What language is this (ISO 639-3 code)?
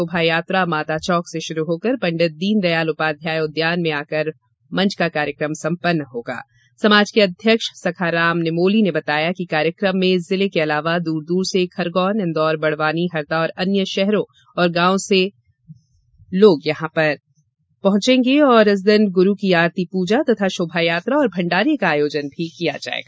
hin